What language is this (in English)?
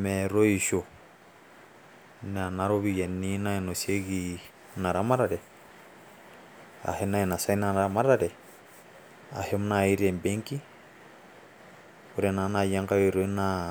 Masai